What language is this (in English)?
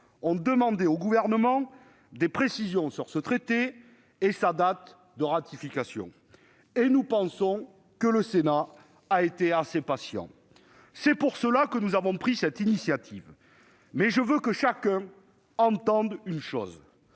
French